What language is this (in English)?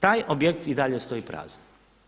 Croatian